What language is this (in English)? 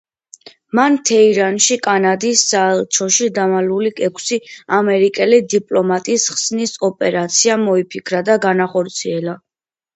Georgian